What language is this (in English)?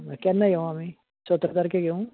Konkani